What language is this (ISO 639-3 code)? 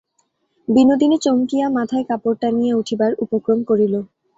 ben